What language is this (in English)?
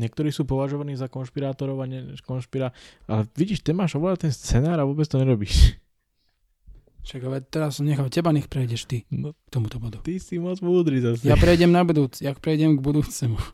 Slovak